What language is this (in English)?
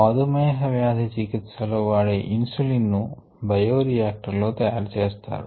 Telugu